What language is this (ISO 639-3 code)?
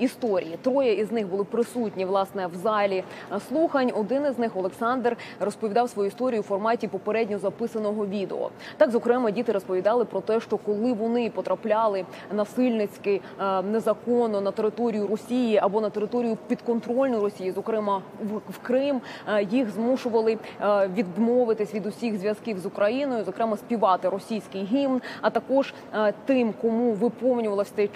ukr